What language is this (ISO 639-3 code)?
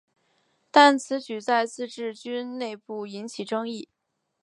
zho